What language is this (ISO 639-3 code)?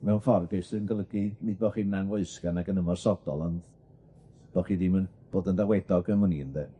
cym